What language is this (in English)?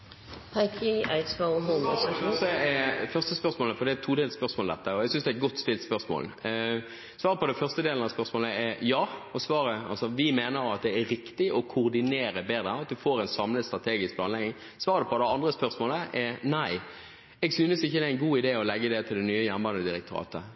Norwegian Bokmål